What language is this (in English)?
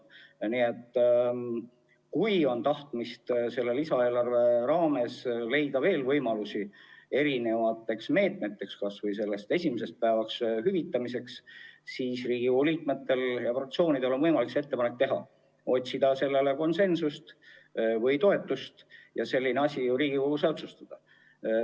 Estonian